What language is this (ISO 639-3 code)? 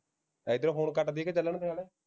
pan